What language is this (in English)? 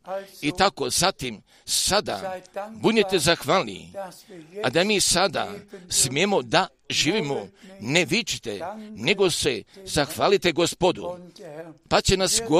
Croatian